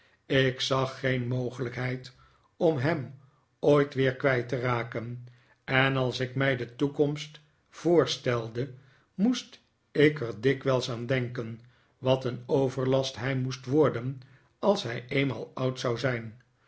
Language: Dutch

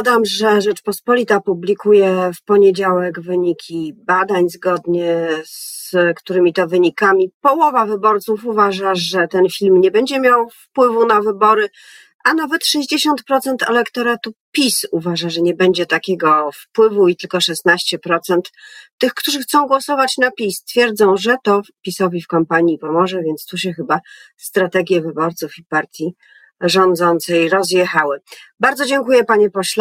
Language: Polish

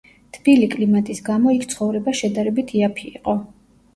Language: Georgian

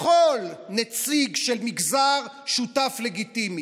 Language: Hebrew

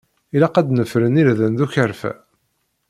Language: Kabyle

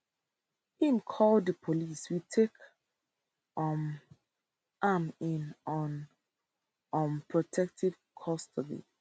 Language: Nigerian Pidgin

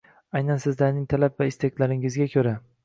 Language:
Uzbek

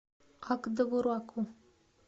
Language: Russian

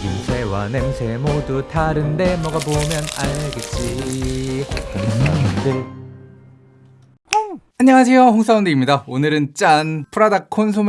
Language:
Korean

